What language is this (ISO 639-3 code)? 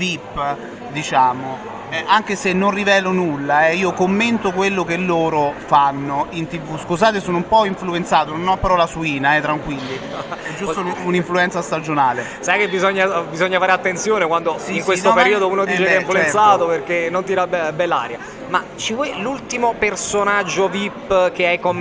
ita